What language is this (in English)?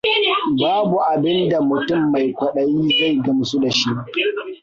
Hausa